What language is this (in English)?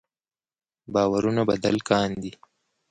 Pashto